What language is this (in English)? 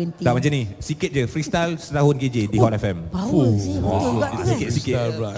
Malay